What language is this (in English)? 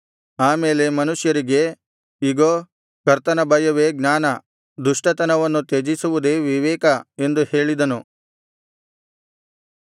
Kannada